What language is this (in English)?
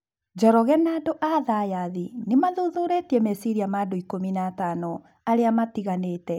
Kikuyu